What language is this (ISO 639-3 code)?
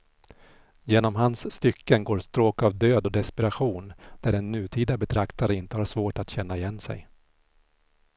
swe